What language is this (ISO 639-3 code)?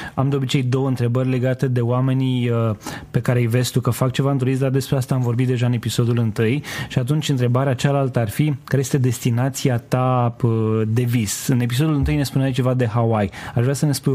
ron